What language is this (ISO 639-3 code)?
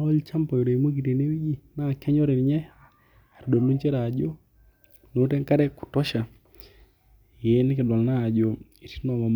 mas